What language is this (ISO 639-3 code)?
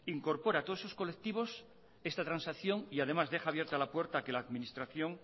spa